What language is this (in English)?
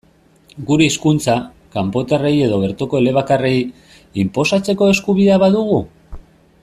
Basque